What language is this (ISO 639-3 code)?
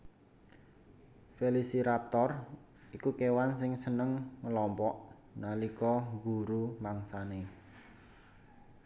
jav